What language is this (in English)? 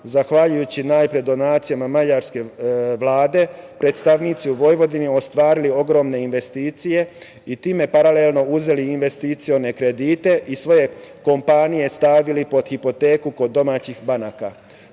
Serbian